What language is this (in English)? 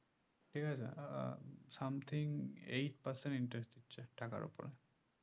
Bangla